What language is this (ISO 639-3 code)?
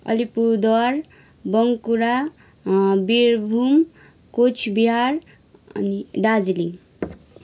nep